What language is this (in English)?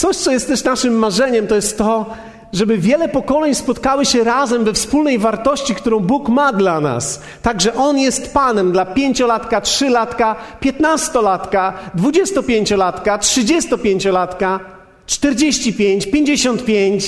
Polish